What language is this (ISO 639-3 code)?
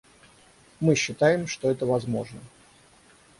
rus